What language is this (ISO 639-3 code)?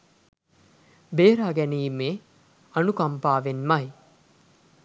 sin